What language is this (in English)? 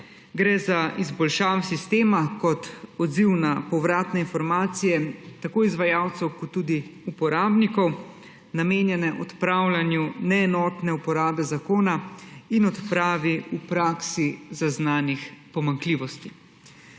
Slovenian